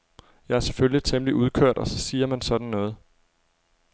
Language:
Danish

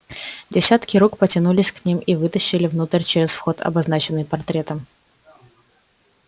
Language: Russian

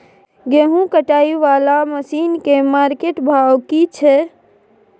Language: Maithili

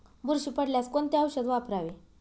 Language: Marathi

